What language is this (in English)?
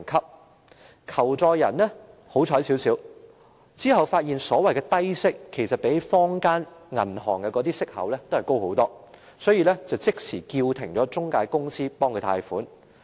Cantonese